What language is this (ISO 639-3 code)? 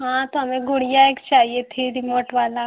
hin